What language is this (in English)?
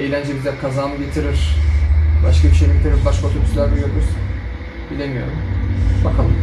Turkish